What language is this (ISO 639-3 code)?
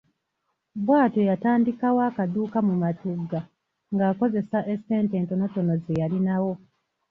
lug